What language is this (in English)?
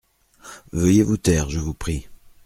French